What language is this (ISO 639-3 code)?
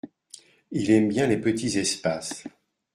fra